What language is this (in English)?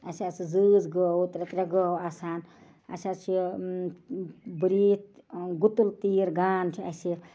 Kashmiri